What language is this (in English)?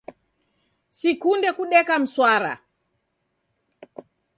Taita